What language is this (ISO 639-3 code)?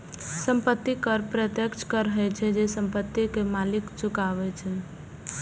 mai